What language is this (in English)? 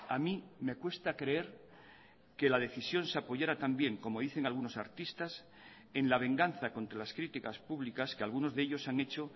Spanish